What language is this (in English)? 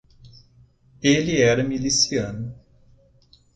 Portuguese